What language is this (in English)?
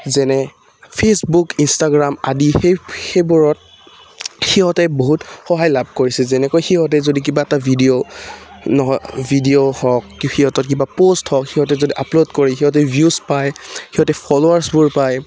Assamese